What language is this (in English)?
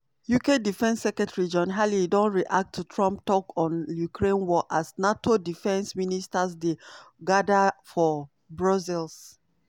Nigerian Pidgin